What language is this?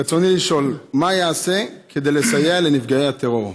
Hebrew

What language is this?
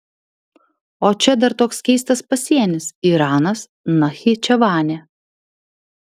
Lithuanian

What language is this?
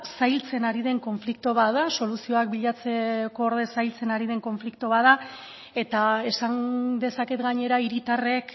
Basque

